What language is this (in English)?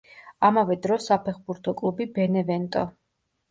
Georgian